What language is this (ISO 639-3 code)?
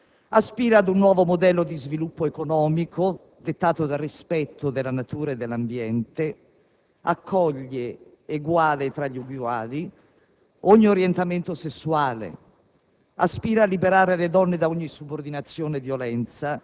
ita